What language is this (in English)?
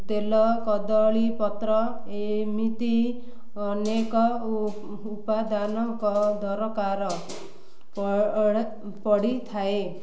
Odia